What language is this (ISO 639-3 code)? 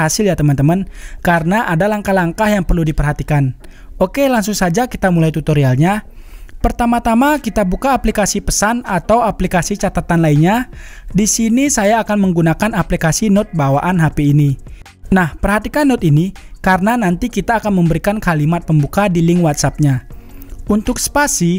ind